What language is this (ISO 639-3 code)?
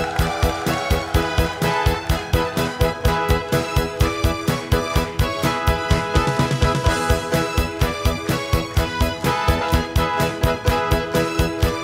kor